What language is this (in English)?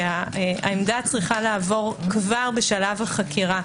Hebrew